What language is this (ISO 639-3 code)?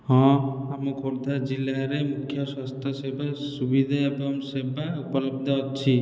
ori